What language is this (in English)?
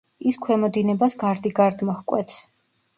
Georgian